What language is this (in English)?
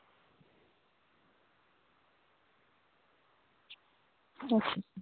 Dogri